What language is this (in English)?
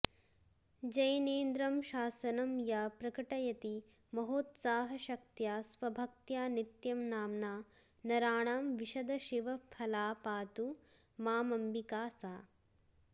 Sanskrit